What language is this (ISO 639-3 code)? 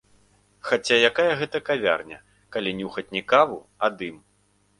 bel